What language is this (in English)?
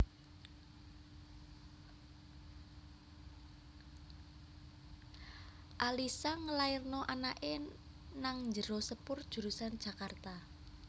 Javanese